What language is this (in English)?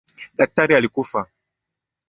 Swahili